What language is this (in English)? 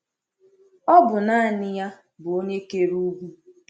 Igbo